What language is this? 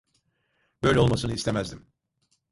Turkish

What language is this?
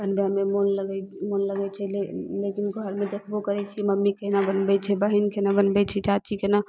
Maithili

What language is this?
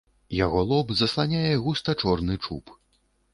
Belarusian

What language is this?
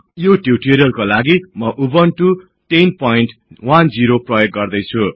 Nepali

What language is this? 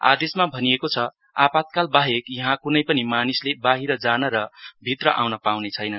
Nepali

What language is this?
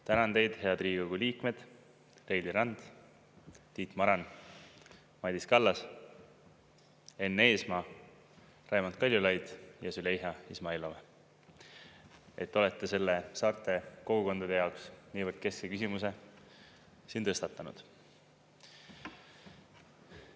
Estonian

